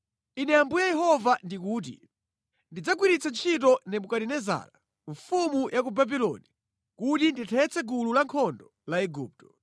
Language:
Nyanja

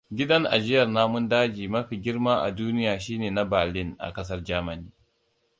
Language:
Hausa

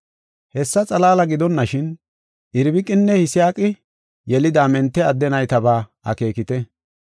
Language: Gofa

